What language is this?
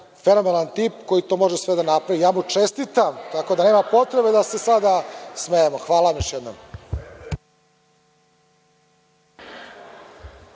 Serbian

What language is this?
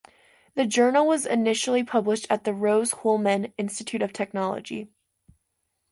English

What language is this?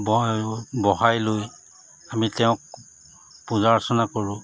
Assamese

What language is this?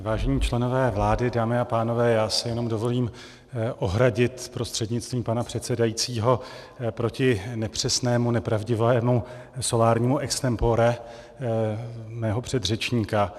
Czech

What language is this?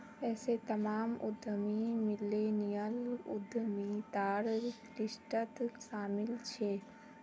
Magahi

